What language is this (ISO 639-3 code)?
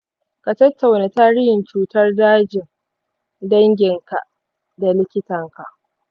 hau